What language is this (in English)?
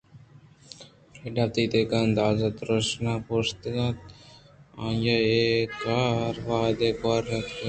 Eastern Balochi